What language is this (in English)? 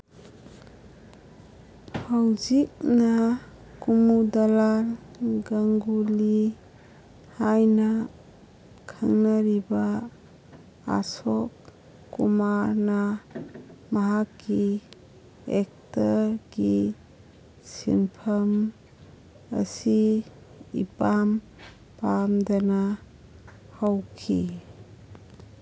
Manipuri